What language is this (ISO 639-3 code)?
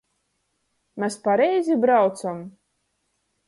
ltg